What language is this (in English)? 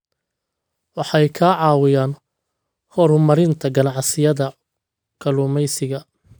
Somali